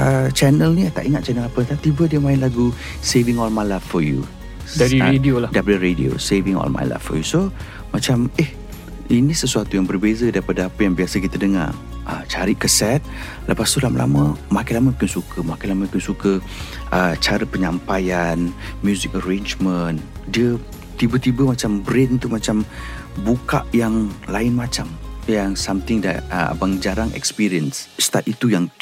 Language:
Malay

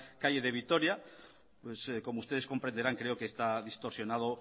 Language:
Spanish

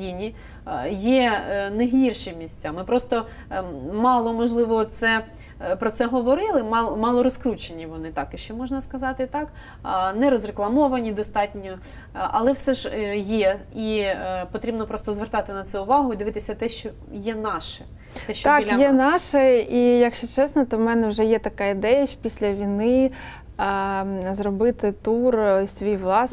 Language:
Ukrainian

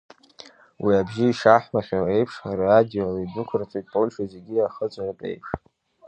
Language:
Abkhazian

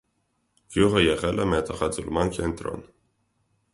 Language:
Armenian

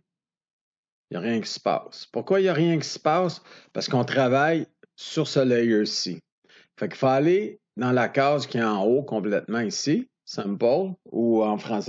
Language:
French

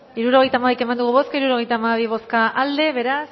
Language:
Basque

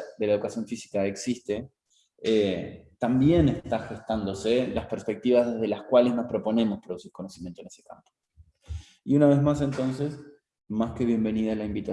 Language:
Spanish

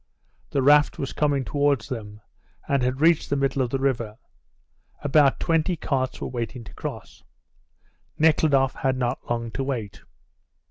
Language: English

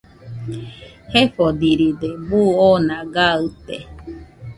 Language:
Nüpode Huitoto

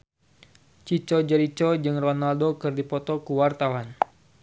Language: Sundanese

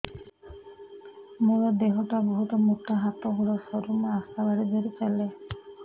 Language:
Odia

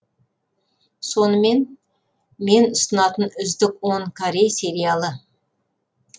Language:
Kazakh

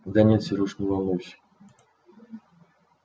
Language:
Russian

